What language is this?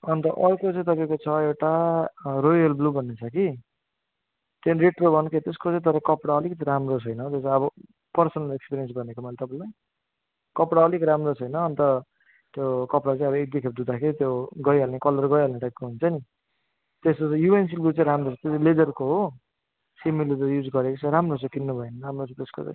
Nepali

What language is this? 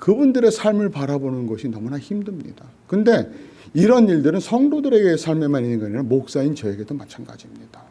Korean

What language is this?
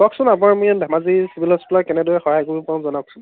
Assamese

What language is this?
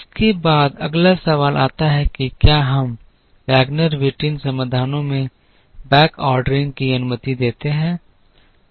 Hindi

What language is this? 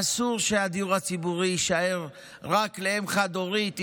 Hebrew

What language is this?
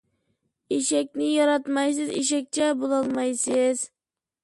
Uyghur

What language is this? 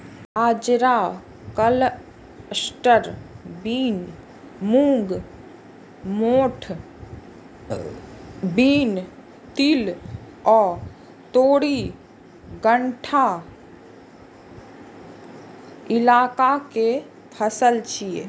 Maithili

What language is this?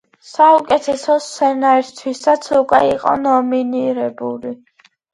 Georgian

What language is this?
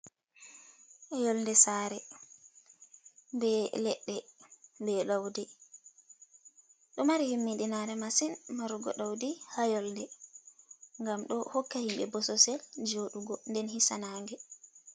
Fula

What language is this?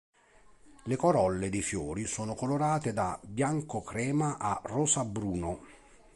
Italian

